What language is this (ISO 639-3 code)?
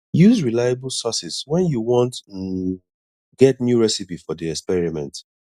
pcm